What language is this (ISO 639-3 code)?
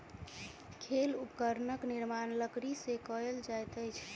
mai